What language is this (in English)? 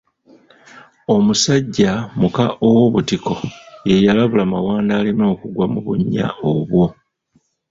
Ganda